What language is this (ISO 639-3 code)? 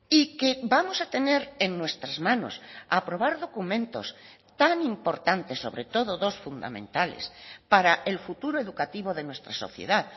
spa